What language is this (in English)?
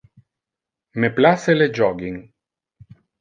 Interlingua